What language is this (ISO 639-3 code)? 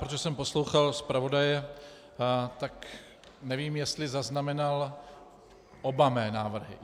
ces